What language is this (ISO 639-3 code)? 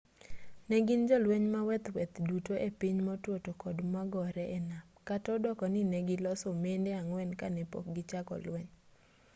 luo